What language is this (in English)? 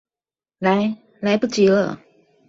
Chinese